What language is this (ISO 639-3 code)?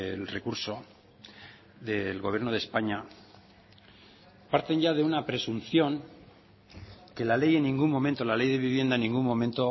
spa